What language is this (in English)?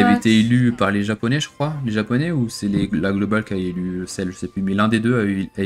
French